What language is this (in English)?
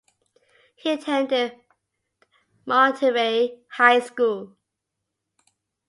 English